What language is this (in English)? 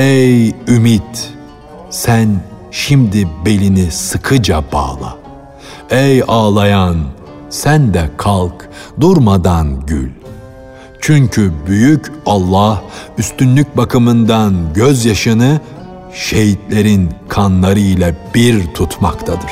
Turkish